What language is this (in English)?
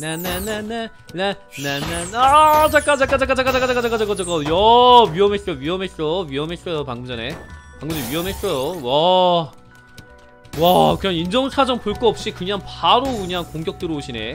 Korean